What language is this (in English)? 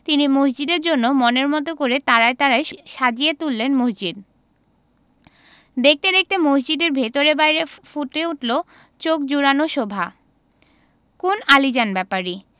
Bangla